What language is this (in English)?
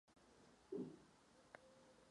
Czech